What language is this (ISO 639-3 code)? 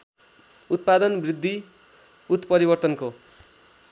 nep